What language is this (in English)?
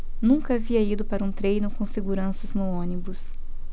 Portuguese